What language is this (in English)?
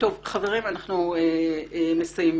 Hebrew